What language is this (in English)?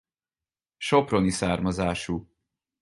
Hungarian